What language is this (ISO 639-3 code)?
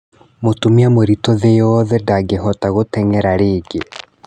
kik